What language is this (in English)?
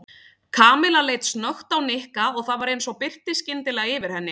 Icelandic